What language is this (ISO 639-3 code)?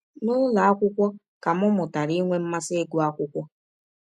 ibo